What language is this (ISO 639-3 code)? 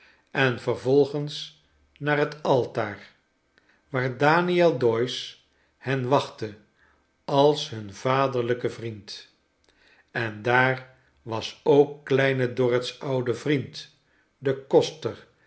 nld